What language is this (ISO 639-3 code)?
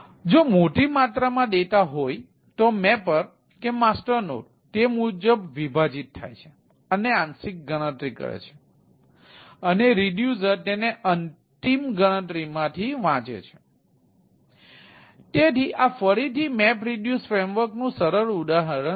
guj